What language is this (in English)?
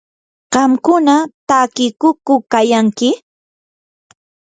Yanahuanca Pasco Quechua